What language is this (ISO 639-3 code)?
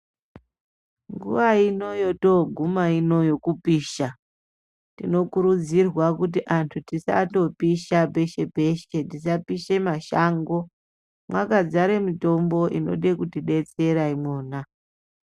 ndc